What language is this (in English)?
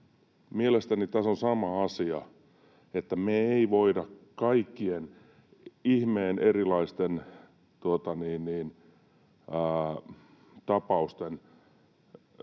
Finnish